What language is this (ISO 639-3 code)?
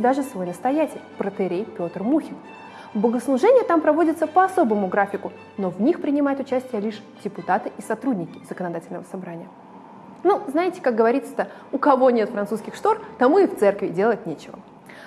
rus